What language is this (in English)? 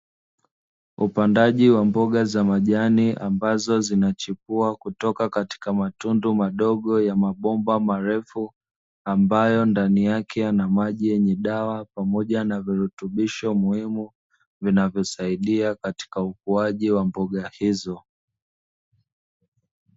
Swahili